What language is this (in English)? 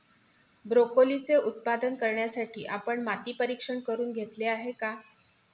Marathi